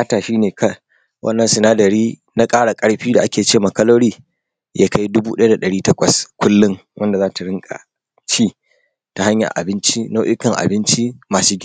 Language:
Hausa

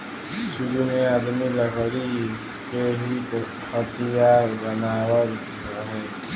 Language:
Bhojpuri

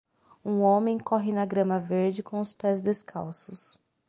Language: Portuguese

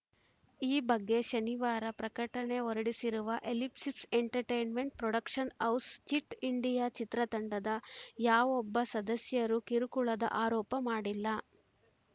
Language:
Kannada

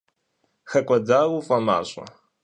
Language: Kabardian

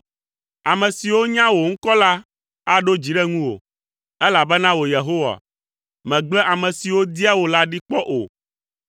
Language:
Ewe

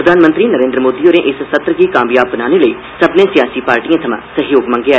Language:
Dogri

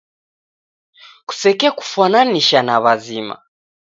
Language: Taita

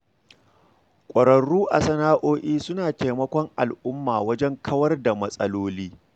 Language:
Hausa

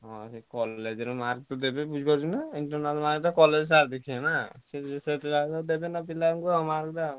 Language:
Odia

